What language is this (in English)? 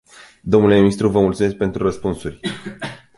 Romanian